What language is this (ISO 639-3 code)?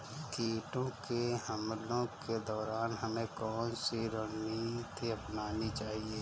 hin